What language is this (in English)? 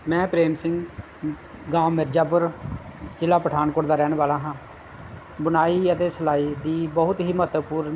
Punjabi